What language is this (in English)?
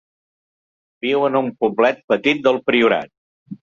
Catalan